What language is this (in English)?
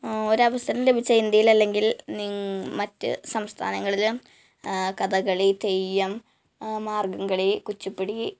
Malayalam